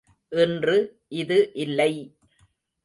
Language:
Tamil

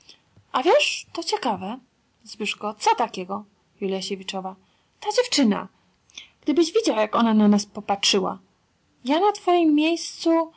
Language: Polish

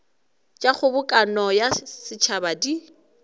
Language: Northern Sotho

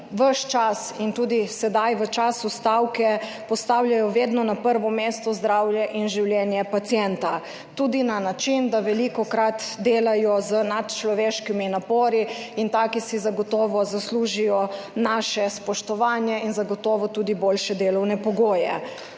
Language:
Slovenian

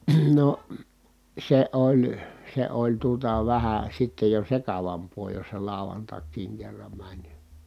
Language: Finnish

